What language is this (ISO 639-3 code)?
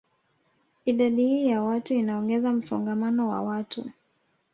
swa